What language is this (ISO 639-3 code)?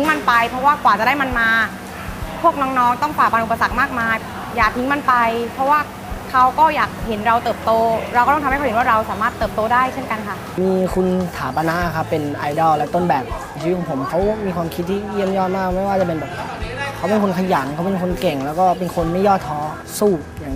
tha